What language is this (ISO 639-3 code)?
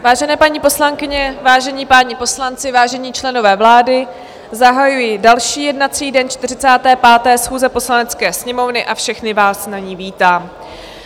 ces